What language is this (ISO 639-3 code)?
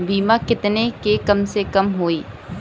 bho